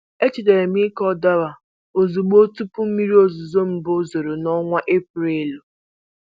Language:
Igbo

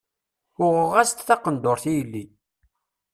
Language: Kabyle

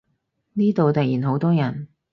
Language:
Cantonese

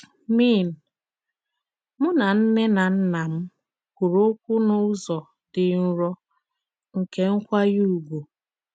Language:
Igbo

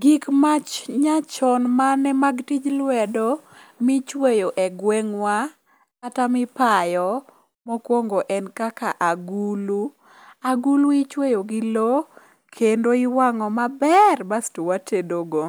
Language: Luo (Kenya and Tanzania)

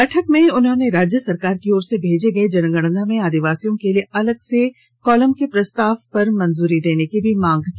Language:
Hindi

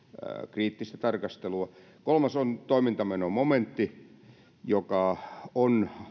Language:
Finnish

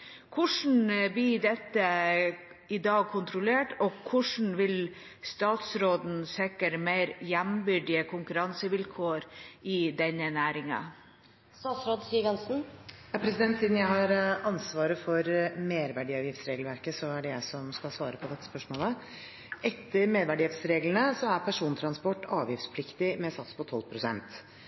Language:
Norwegian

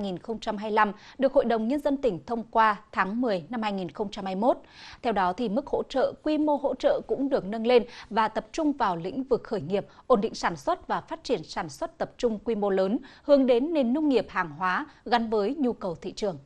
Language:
Vietnamese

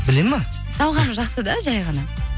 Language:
Kazakh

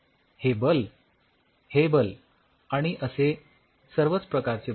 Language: Marathi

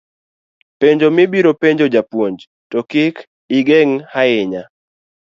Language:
Luo (Kenya and Tanzania)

